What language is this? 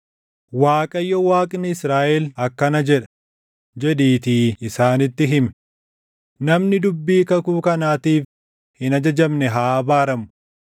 Oromo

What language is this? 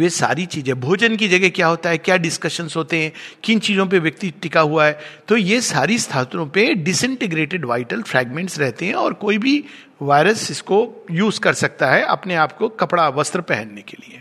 Hindi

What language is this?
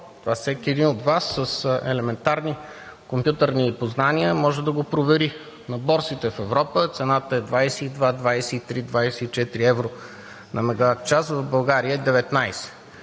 Bulgarian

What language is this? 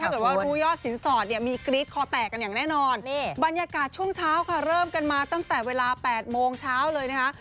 Thai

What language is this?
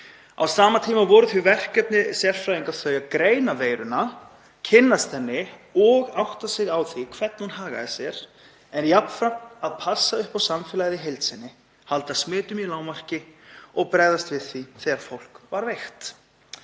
Icelandic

